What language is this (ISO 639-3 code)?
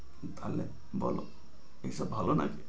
ben